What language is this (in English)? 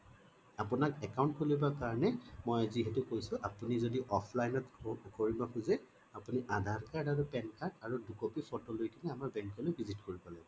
Assamese